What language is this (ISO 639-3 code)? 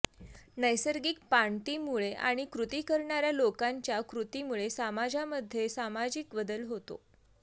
mar